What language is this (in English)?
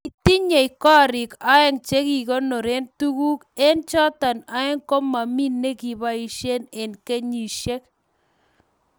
Kalenjin